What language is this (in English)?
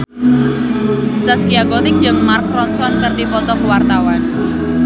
Sundanese